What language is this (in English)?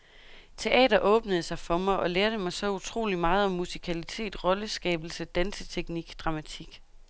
Danish